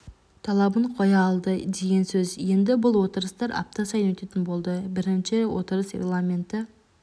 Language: Kazakh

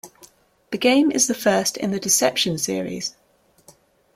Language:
English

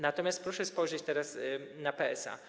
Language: Polish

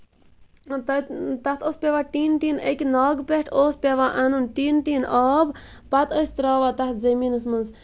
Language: Kashmiri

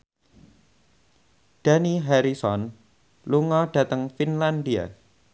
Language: Javanese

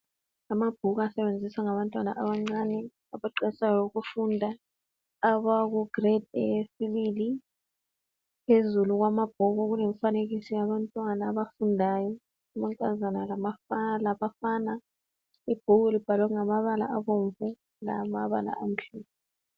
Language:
North Ndebele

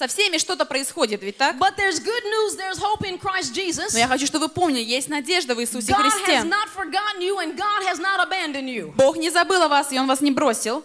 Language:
Russian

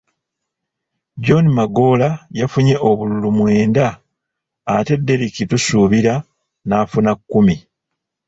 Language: Ganda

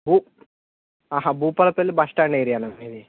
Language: Telugu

